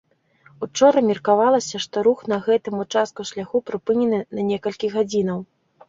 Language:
Belarusian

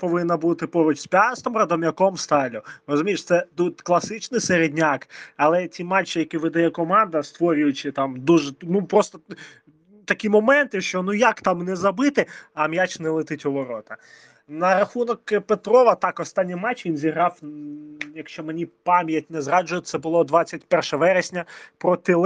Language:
Ukrainian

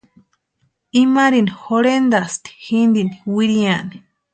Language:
Western Highland Purepecha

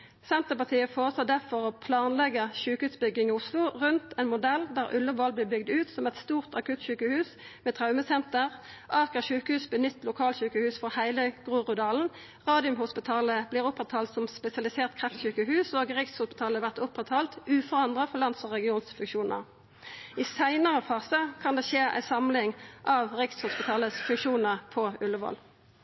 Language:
Norwegian Nynorsk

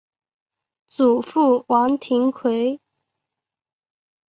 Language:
Chinese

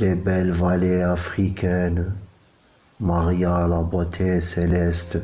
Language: French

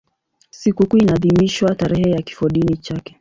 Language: Swahili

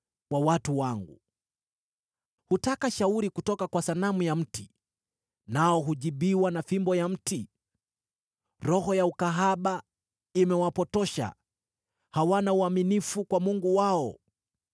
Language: Swahili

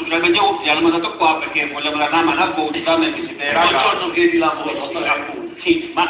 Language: Italian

